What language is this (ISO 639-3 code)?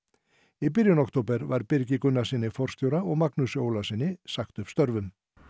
isl